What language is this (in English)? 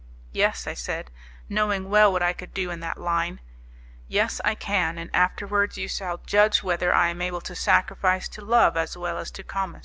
English